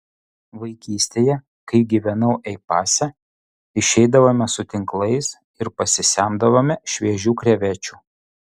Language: Lithuanian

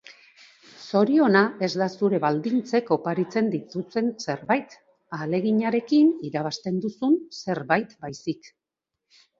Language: Basque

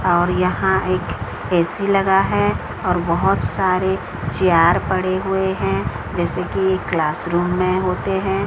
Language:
Hindi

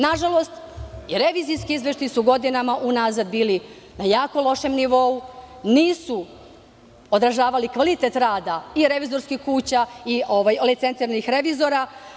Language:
Serbian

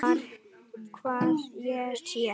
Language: Icelandic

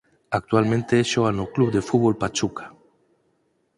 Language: Galician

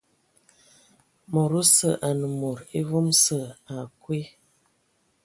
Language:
Ewondo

